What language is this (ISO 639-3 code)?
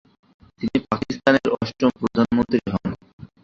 ben